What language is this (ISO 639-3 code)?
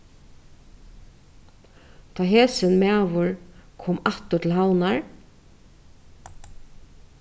fao